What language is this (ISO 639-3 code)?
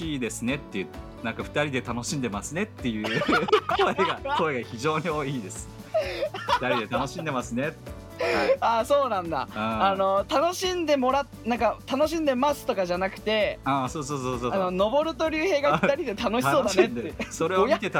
jpn